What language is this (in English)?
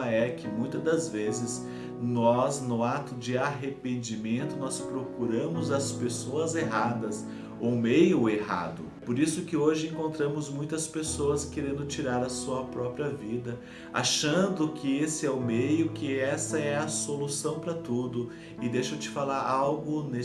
Portuguese